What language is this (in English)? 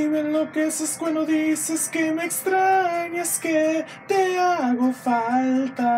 Spanish